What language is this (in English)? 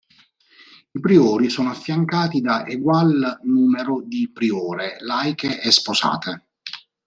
Italian